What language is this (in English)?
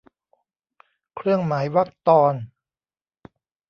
Thai